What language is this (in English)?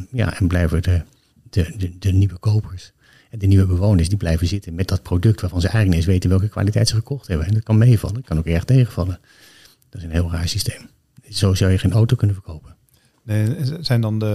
Dutch